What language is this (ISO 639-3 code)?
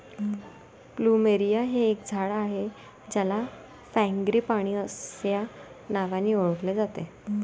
mar